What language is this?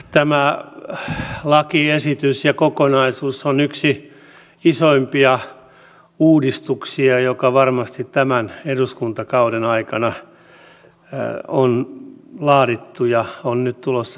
Finnish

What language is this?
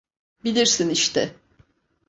Turkish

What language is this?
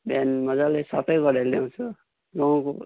Nepali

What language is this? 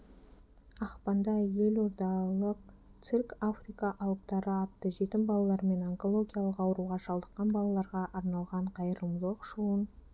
Kazakh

